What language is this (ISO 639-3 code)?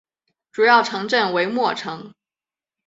zho